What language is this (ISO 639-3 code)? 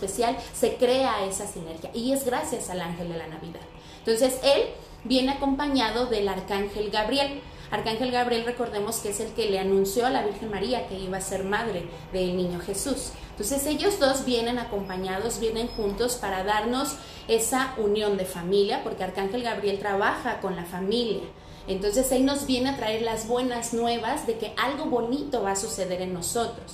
spa